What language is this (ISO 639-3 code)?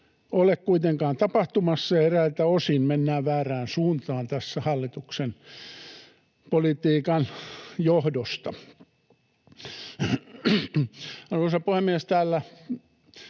fin